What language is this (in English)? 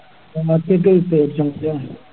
Malayalam